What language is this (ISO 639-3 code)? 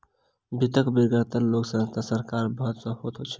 mai